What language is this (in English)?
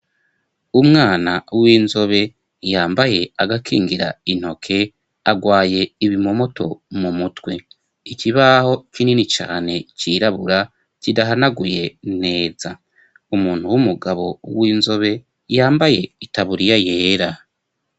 Rundi